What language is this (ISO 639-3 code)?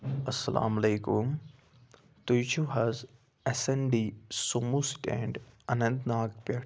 kas